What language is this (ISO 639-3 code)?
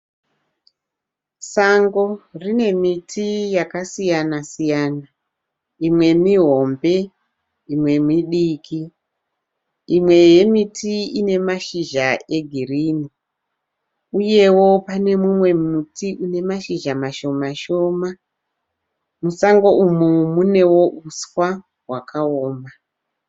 sna